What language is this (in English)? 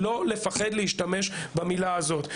Hebrew